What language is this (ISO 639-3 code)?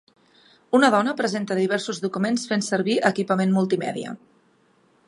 cat